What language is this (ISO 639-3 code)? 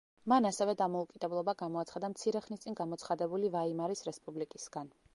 kat